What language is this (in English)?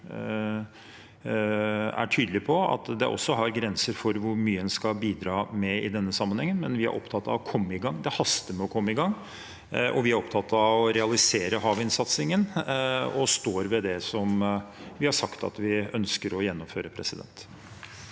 Norwegian